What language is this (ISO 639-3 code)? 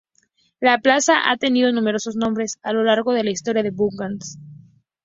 spa